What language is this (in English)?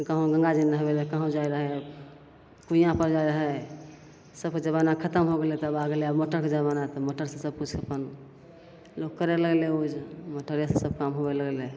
Maithili